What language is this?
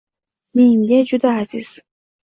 Uzbek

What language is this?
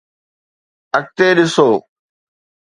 Sindhi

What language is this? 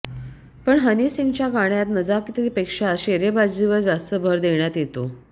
Marathi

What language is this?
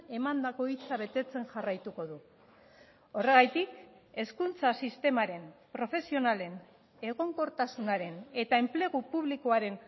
Basque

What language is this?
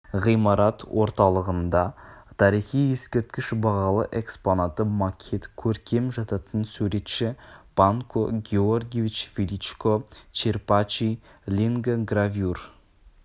Kazakh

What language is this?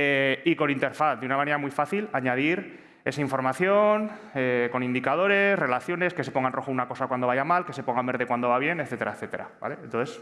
Spanish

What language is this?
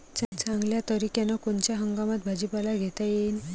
Marathi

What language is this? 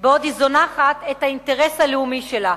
Hebrew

